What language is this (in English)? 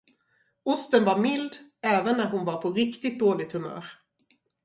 Swedish